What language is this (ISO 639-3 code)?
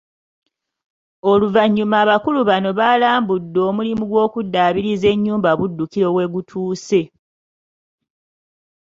lug